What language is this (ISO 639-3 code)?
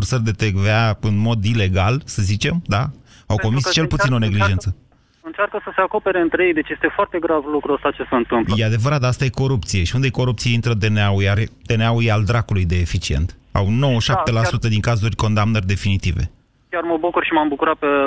ron